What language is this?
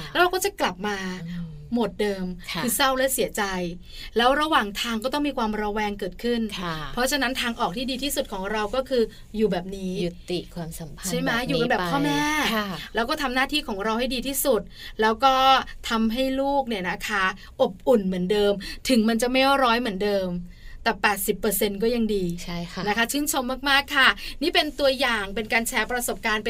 Thai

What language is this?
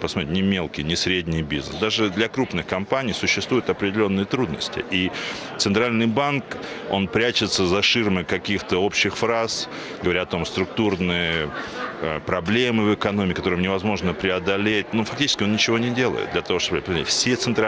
Russian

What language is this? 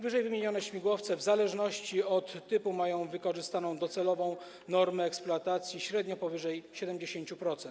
Polish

